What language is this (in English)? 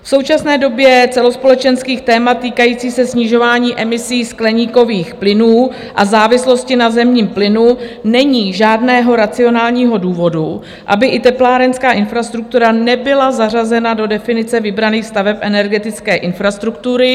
Czech